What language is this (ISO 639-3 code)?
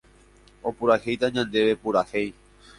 grn